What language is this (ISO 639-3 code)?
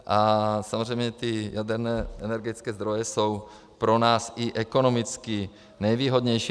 ces